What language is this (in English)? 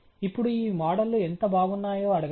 Telugu